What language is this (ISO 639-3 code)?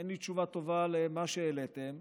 heb